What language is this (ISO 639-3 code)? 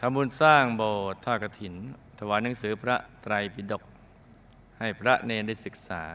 tha